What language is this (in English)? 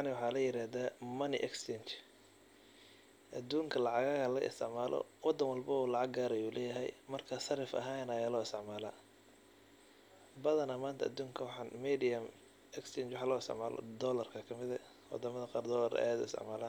Somali